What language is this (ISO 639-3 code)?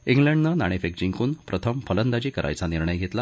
mar